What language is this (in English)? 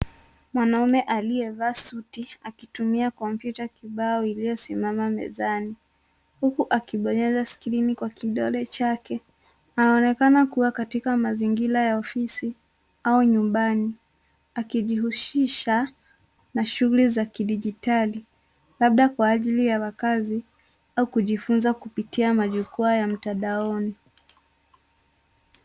Swahili